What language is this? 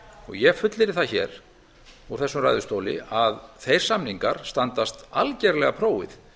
Icelandic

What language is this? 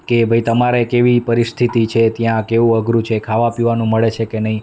Gujarati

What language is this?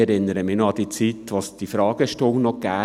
Swiss German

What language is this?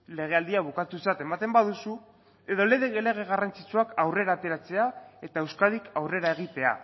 Basque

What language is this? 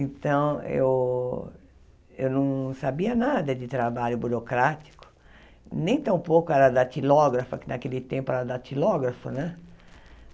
Portuguese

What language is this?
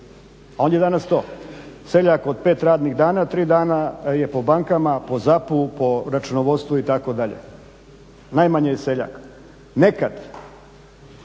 Croatian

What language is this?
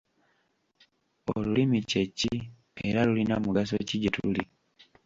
Ganda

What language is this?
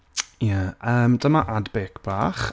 Welsh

